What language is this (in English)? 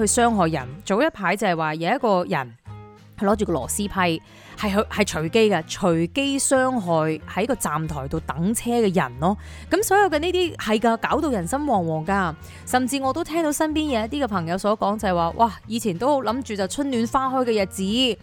Chinese